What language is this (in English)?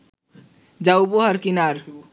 Bangla